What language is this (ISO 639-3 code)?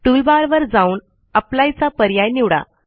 mar